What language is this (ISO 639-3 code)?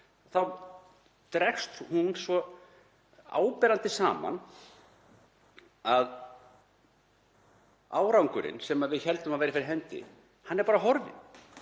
isl